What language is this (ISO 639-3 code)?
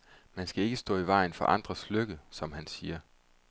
dan